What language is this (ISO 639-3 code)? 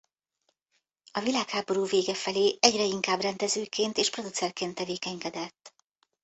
hun